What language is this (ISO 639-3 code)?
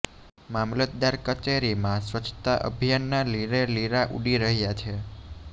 guj